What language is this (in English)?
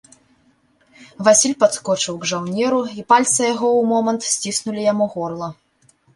Belarusian